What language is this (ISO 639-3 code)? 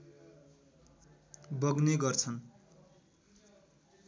nep